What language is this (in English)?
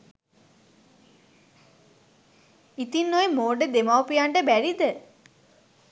Sinhala